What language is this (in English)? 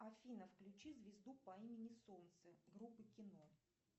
Russian